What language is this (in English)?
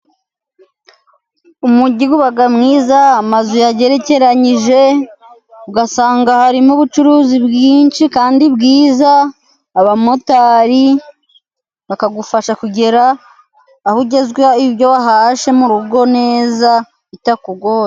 Kinyarwanda